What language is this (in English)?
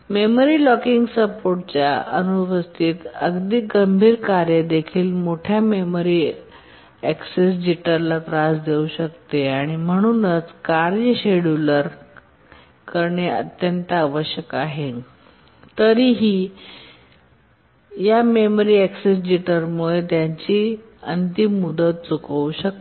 Marathi